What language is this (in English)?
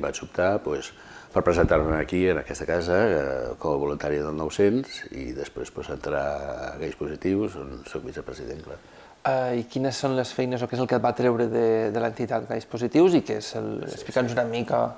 Spanish